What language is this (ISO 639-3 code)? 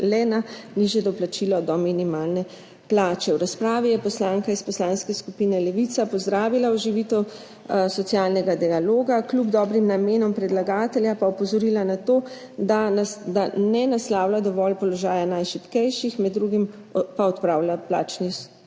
slv